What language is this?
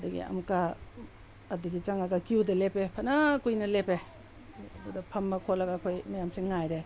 Manipuri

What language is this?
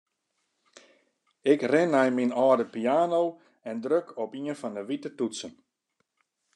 Western Frisian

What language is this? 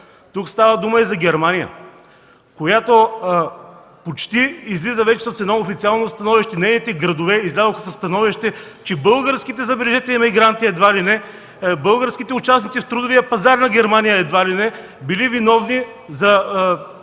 Bulgarian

